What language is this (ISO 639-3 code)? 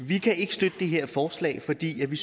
dan